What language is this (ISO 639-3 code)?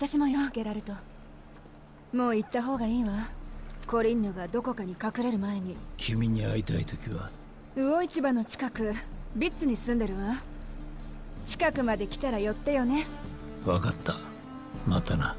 jpn